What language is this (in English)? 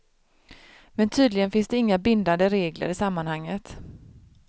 Swedish